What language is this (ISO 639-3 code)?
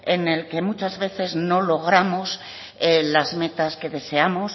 spa